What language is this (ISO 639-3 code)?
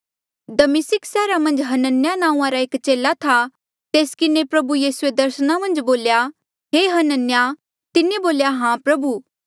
mjl